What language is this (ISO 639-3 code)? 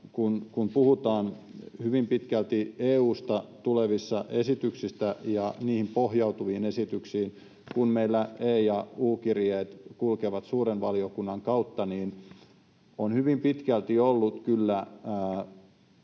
fin